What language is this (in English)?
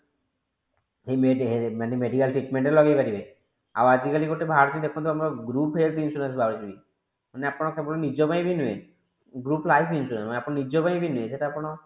Odia